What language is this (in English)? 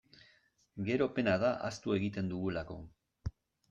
Basque